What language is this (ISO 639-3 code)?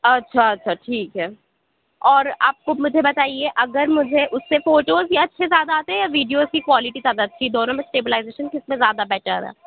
urd